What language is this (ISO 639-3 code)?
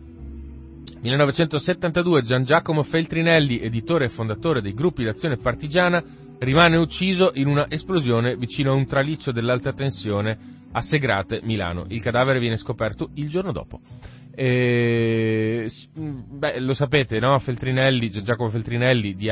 ita